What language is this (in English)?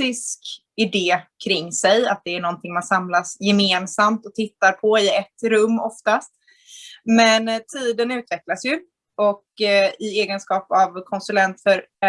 Swedish